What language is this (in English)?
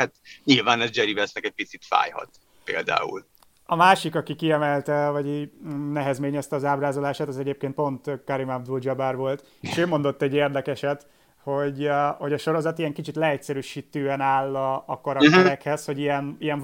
Hungarian